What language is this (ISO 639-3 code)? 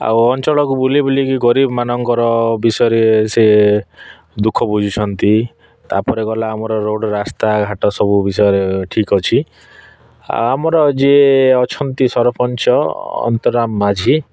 ori